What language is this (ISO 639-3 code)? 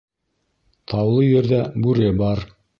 bak